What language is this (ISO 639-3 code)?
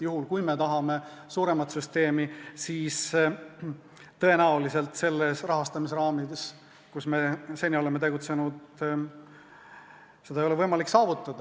est